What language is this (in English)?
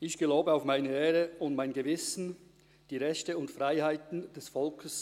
Swiss German